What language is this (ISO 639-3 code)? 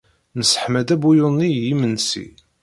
kab